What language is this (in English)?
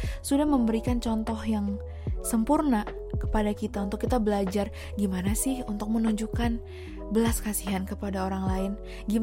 Indonesian